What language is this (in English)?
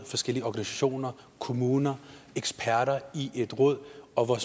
Danish